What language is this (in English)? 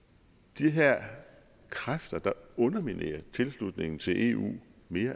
Danish